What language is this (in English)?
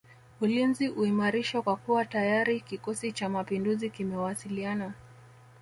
Swahili